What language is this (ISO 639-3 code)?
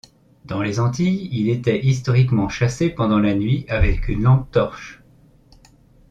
fra